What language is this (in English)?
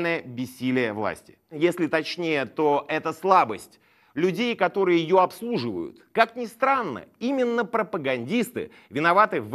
Russian